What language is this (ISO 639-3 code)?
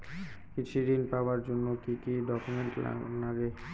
ben